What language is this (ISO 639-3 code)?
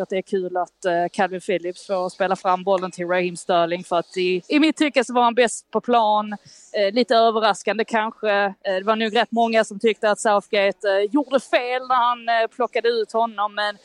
swe